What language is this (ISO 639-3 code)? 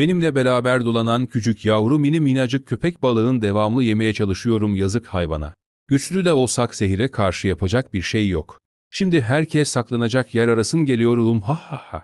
tur